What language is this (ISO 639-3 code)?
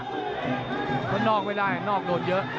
tha